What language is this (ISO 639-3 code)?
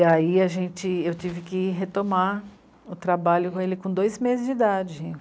por